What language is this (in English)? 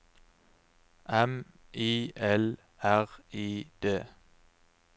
Norwegian